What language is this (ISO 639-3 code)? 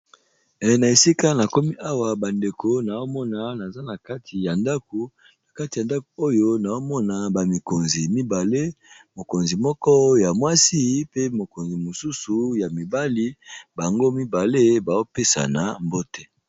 lin